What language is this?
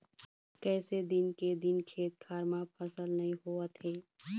Chhattisgarhi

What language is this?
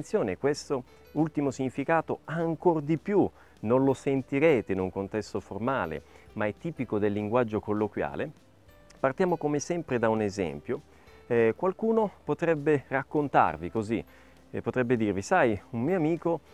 Italian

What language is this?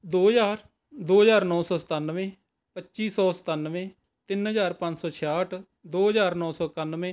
Punjabi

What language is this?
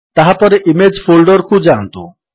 Odia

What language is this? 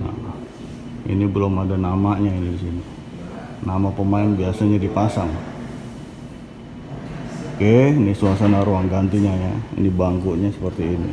Indonesian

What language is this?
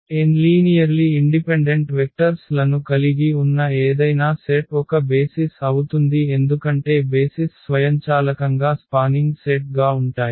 Telugu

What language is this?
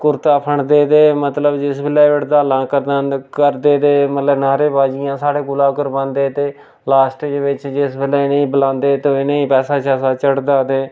Dogri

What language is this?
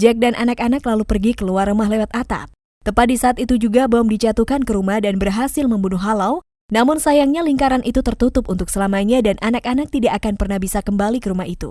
Indonesian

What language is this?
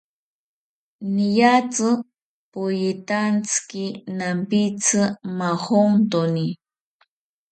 South Ucayali Ashéninka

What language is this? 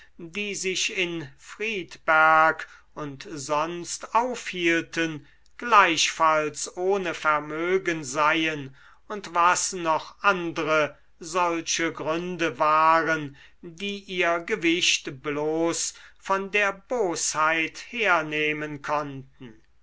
German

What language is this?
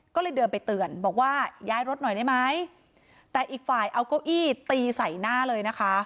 Thai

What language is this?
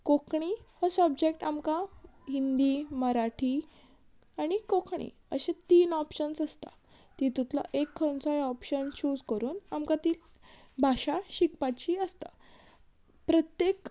Konkani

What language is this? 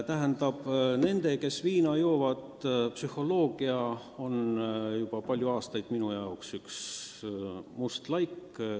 Estonian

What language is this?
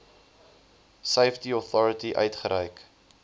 Afrikaans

